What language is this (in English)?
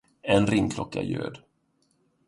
Swedish